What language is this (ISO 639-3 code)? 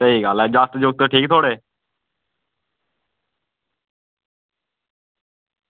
doi